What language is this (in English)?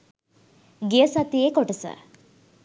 Sinhala